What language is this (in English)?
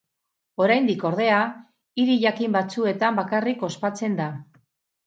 Basque